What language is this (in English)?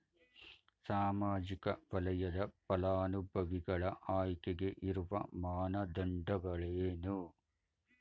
Kannada